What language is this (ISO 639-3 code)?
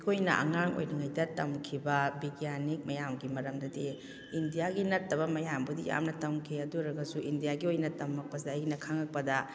mni